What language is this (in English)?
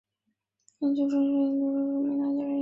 Chinese